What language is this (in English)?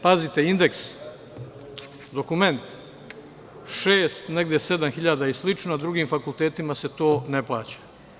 Serbian